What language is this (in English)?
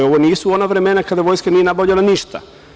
Serbian